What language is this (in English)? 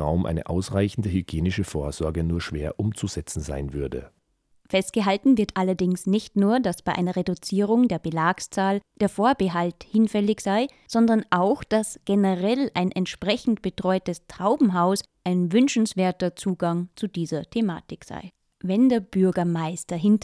German